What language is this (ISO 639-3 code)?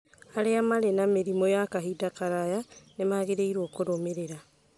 kik